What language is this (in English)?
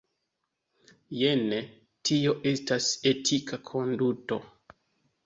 Esperanto